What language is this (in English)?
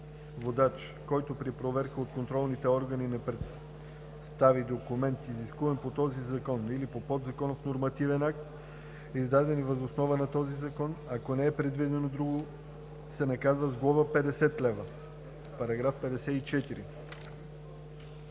Bulgarian